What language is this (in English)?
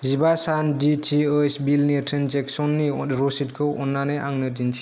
Bodo